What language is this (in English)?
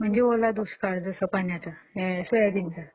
Marathi